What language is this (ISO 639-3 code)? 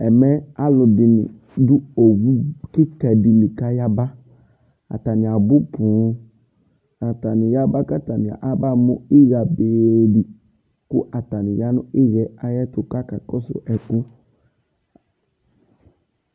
kpo